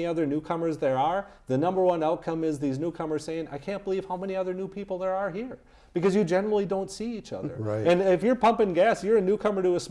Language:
English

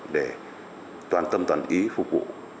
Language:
Vietnamese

